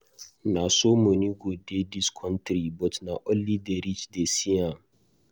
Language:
Nigerian Pidgin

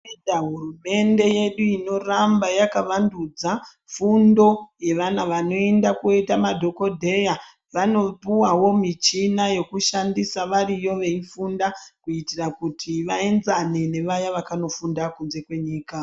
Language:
Ndau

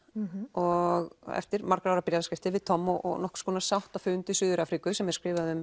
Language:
Icelandic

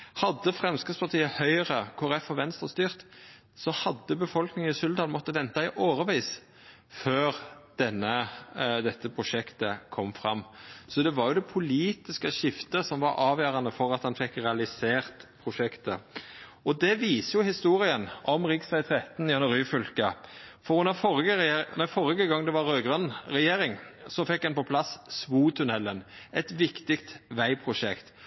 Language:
Norwegian Nynorsk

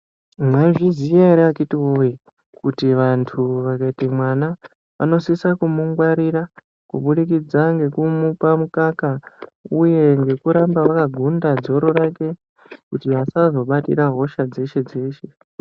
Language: Ndau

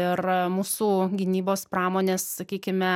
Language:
Lithuanian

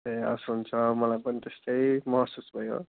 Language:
Nepali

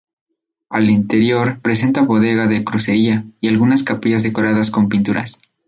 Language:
Spanish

